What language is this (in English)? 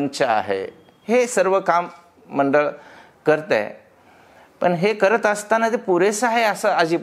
Marathi